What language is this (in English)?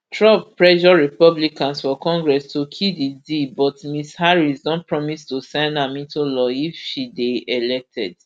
Nigerian Pidgin